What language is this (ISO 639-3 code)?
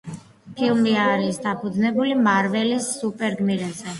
kat